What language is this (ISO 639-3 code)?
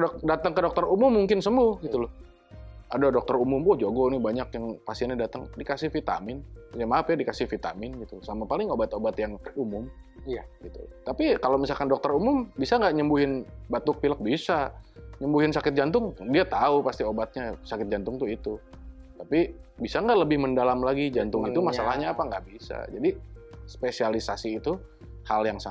ind